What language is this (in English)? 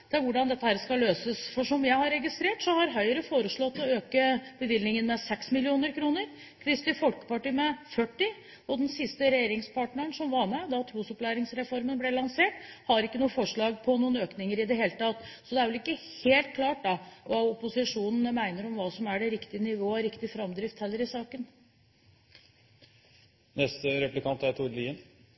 Norwegian Bokmål